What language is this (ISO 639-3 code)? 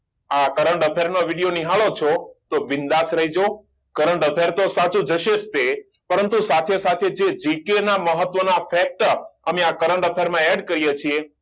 guj